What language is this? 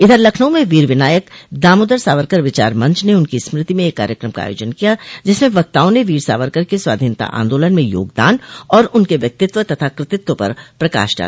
Hindi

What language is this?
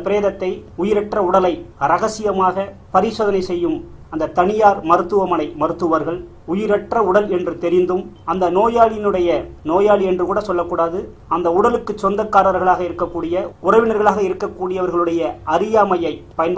Tamil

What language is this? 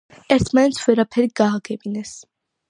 Georgian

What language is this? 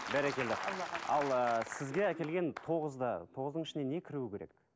Kazakh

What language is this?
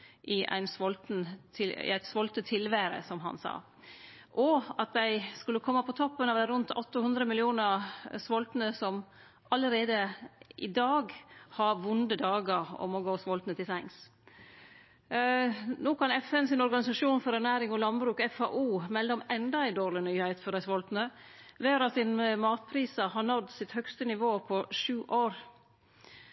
Norwegian Nynorsk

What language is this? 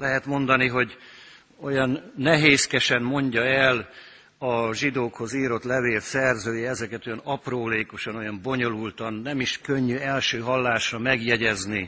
Hungarian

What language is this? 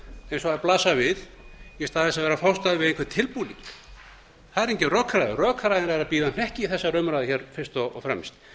Icelandic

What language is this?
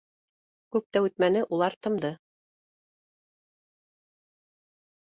Bashkir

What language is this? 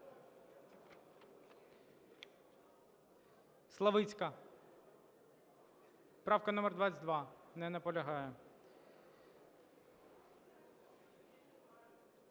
Ukrainian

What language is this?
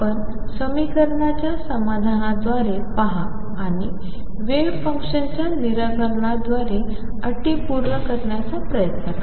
Marathi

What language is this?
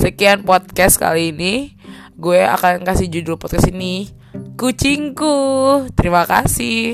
Indonesian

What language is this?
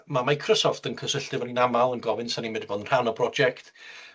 Welsh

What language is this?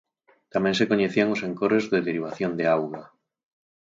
Galician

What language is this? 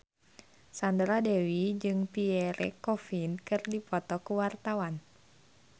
Sundanese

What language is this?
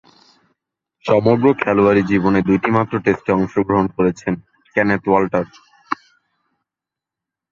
Bangla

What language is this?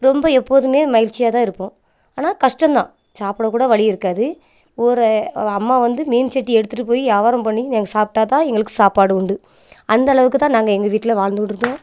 Tamil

